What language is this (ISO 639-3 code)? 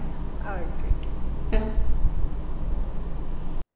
mal